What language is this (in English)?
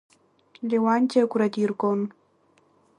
Abkhazian